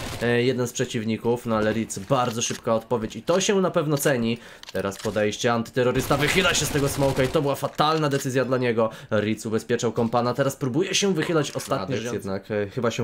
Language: Polish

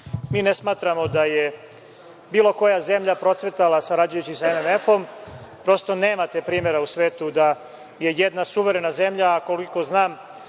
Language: Serbian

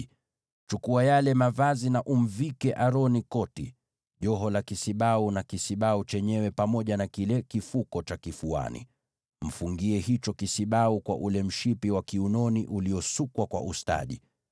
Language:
Swahili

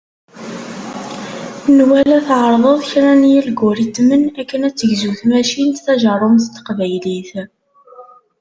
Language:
Kabyle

